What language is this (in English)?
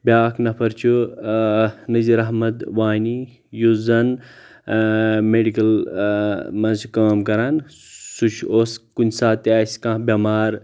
Kashmiri